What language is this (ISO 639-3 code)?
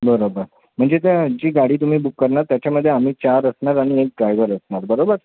mar